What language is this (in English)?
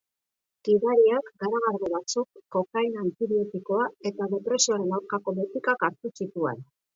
Basque